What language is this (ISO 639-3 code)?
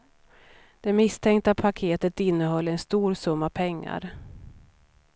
swe